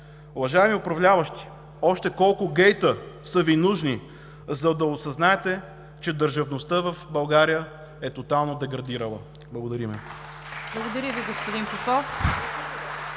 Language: Bulgarian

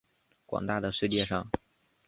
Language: Chinese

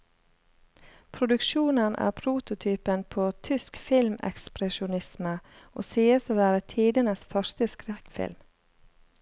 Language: Norwegian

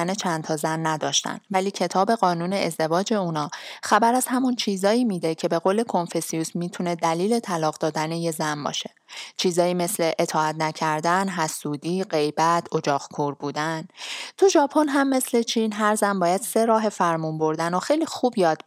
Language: Persian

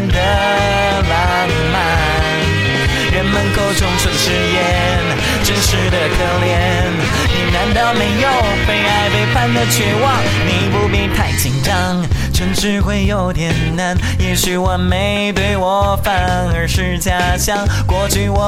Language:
Chinese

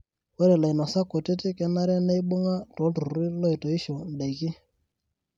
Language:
Masai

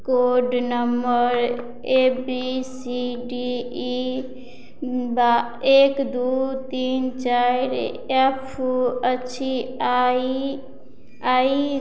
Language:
Maithili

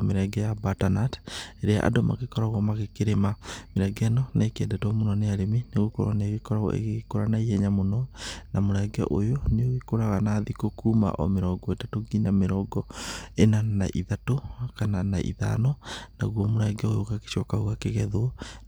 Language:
Kikuyu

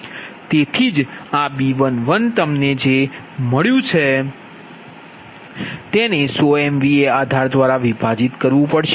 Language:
Gujarati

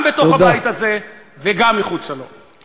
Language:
Hebrew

